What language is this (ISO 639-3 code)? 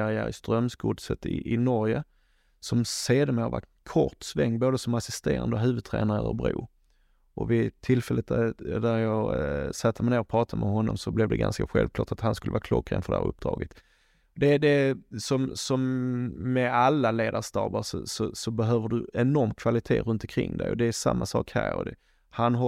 swe